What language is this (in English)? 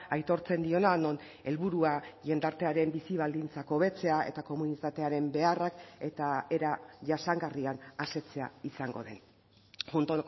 Basque